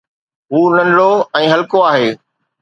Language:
Sindhi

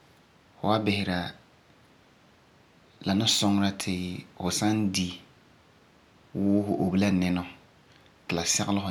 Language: Frafra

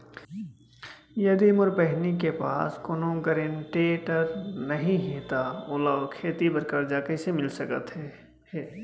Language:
Chhattisgarhi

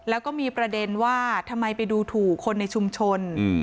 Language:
Thai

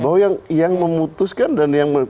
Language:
Indonesian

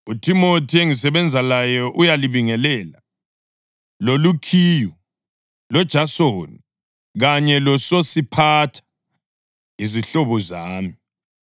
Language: North Ndebele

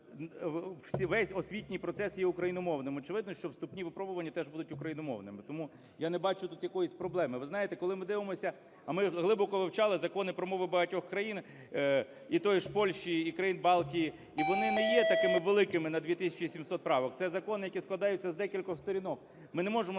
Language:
Ukrainian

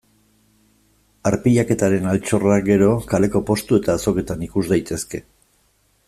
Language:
Basque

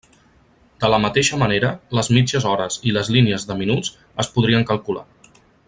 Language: Catalan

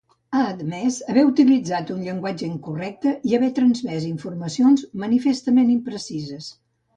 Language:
Catalan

